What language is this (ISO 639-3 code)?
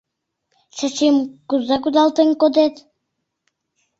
chm